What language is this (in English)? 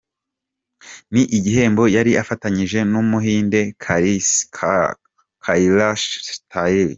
Kinyarwanda